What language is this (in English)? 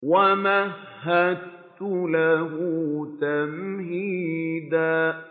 Arabic